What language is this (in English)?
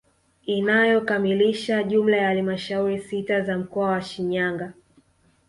Swahili